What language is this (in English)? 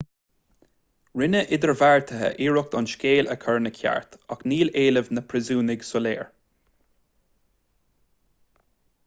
Irish